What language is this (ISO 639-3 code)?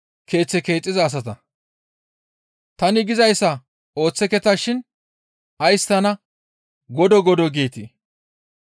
gmv